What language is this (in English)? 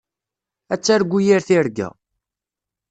Kabyle